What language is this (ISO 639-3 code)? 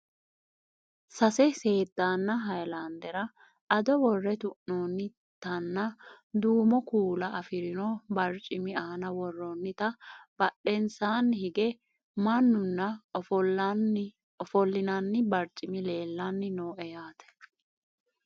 sid